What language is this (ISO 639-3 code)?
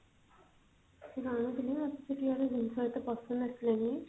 ori